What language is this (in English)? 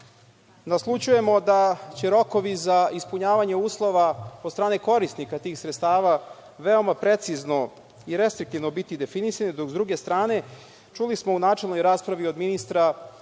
Serbian